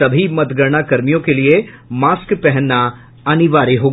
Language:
Hindi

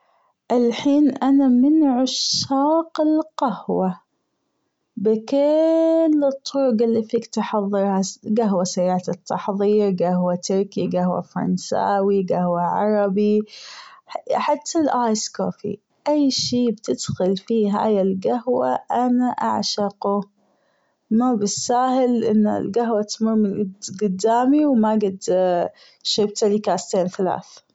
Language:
Gulf Arabic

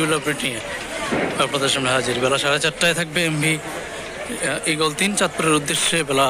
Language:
Arabic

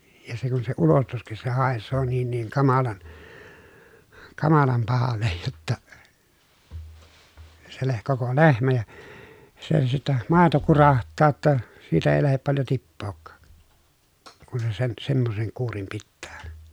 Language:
Finnish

